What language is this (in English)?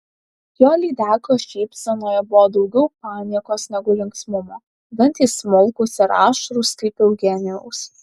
Lithuanian